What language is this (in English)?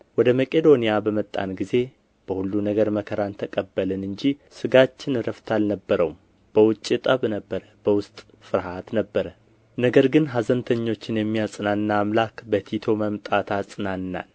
Amharic